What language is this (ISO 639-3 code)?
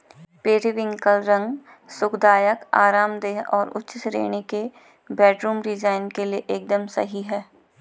hin